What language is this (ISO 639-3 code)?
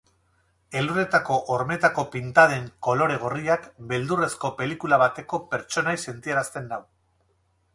eus